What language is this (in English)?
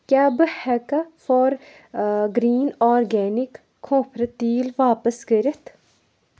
Kashmiri